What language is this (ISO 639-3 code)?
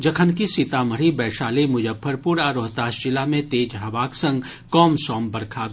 mai